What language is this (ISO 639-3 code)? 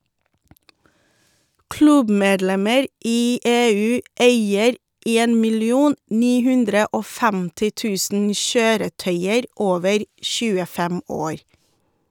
nor